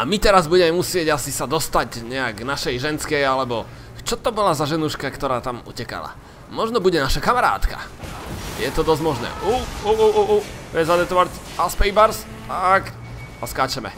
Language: Slovak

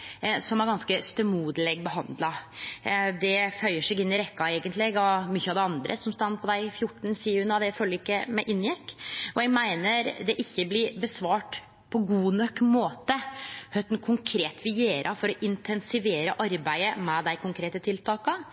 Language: Norwegian Nynorsk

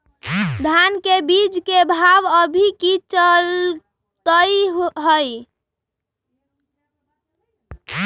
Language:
Magahi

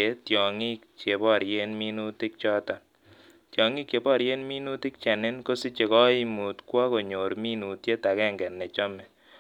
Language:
Kalenjin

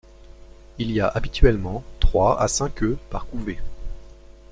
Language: French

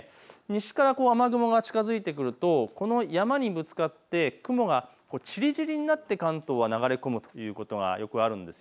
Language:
Japanese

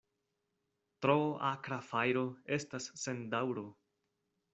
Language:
Esperanto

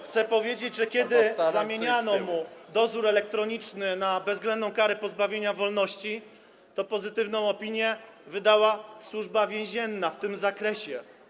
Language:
Polish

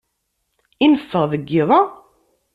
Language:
Kabyle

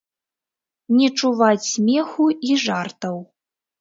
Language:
Belarusian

